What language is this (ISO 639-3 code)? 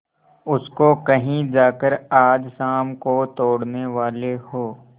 hin